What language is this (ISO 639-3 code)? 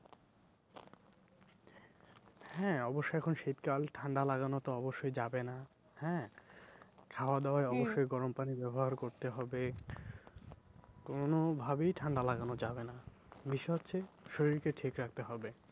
ben